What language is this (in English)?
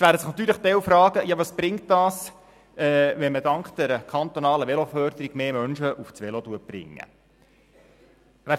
Swiss German